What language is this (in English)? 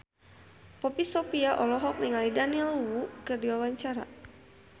Sundanese